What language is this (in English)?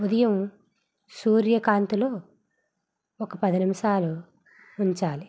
Telugu